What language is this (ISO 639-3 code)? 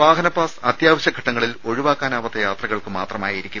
mal